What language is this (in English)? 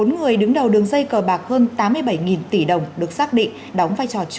Vietnamese